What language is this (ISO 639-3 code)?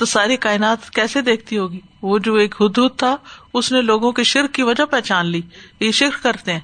urd